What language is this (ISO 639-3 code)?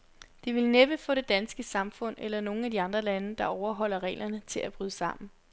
dan